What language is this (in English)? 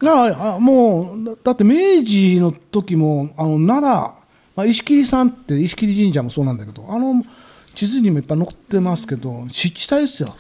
Japanese